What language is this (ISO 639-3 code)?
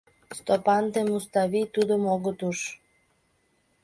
chm